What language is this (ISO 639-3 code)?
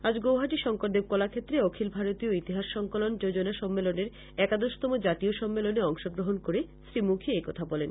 ben